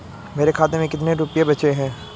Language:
Hindi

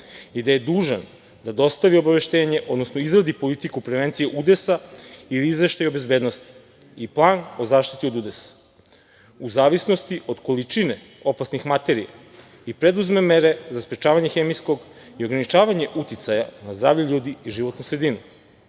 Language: Serbian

